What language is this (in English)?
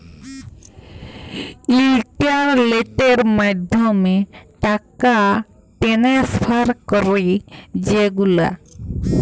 Bangla